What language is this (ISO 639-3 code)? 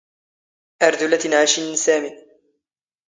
zgh